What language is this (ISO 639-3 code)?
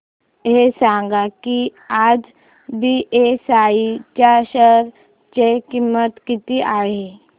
mar